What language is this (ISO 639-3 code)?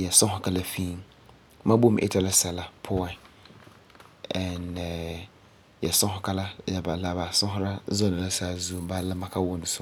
gur